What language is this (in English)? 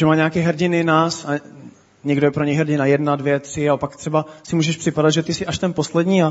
Czech